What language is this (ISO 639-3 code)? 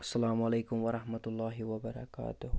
kas